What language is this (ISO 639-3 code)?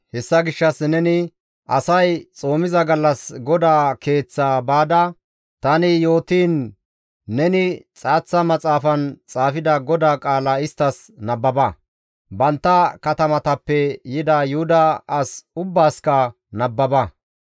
gmv